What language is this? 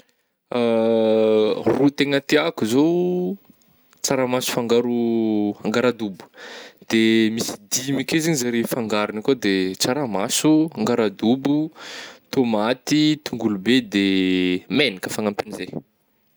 Northern Betsimisaraka Malagasy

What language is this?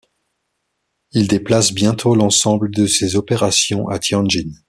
French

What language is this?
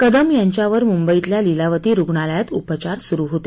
Marathi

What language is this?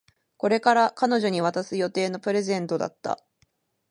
Japanese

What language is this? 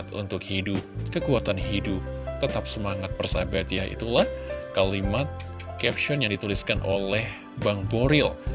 Indonesian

